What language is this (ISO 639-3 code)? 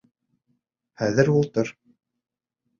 bak